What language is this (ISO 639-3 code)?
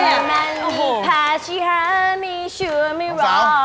tha